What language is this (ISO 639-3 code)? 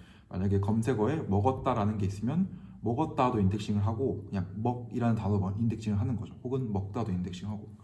kor